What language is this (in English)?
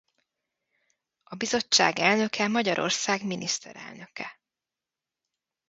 Hungarian